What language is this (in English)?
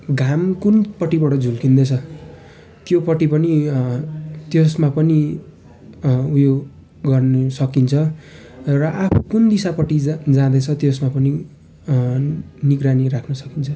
Nepali